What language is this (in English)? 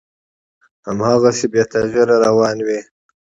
Pashto